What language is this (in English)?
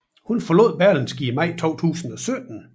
Danish